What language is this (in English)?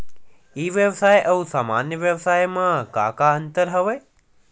Chhattisgarhi